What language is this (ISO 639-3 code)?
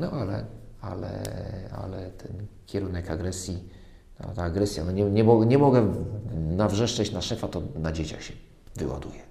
pol